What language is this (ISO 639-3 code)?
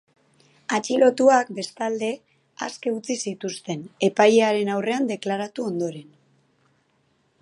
eus